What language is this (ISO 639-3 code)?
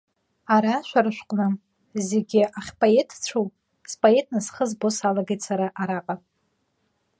abk